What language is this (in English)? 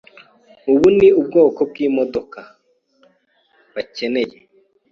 Kinyarwanda